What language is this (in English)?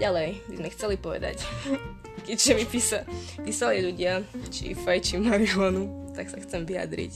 Slovak